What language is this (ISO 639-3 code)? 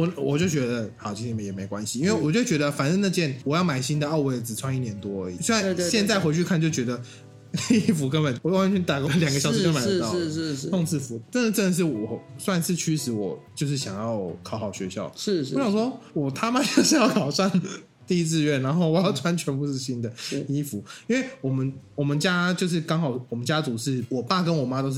zho